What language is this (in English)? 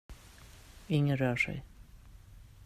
Swedish